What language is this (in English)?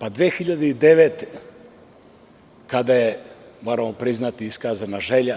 Serbian